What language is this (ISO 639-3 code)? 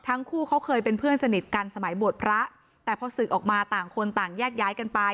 tha